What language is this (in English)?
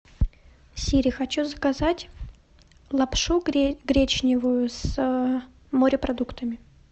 Russian